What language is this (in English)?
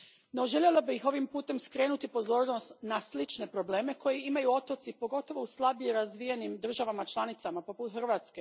Croatian